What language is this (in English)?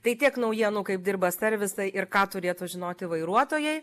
Lithuanian